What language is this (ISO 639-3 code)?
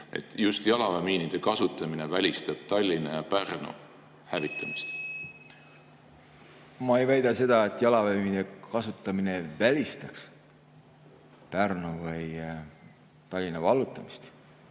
est